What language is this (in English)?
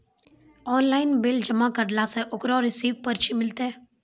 Maithili